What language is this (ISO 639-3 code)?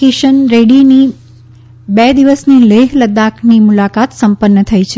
guj